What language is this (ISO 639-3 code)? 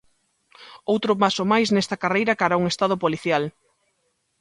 glg